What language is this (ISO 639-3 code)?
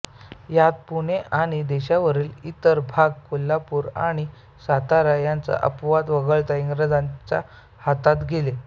mar